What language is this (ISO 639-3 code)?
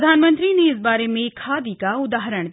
hin